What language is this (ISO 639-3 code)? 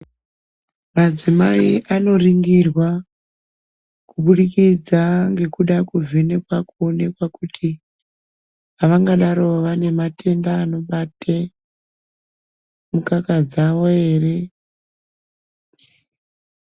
ndc